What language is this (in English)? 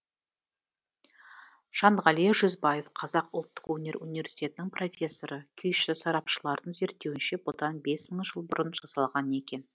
Kazakh